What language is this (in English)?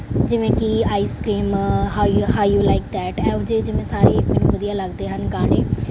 Punjabi